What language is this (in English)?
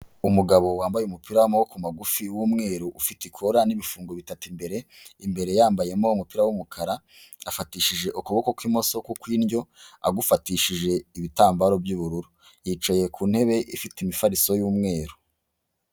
Kinyarwanda